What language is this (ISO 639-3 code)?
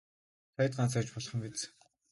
mon